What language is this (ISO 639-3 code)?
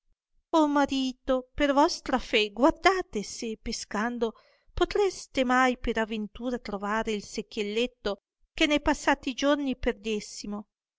ita